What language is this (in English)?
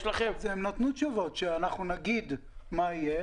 Hebrew